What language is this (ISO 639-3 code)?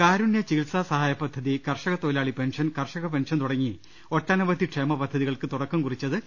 mal